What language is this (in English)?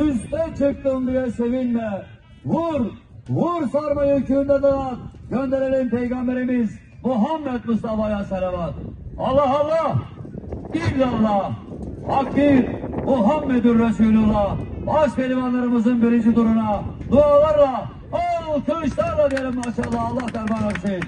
Turkish